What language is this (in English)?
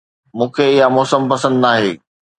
Sindhi